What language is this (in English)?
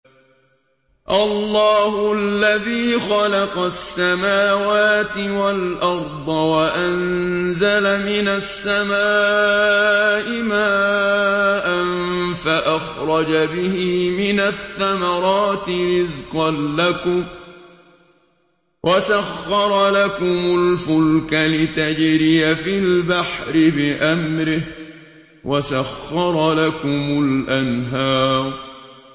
Arabic